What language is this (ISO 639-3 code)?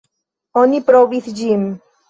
epo